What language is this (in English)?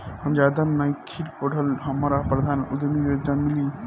Bhojpuri